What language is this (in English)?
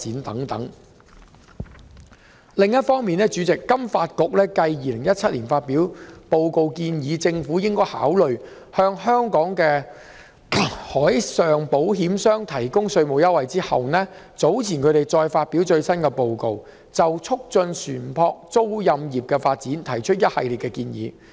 Cantonese